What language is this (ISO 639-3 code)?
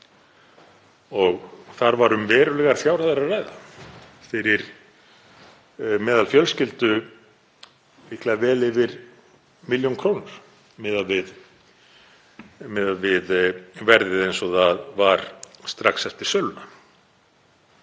isl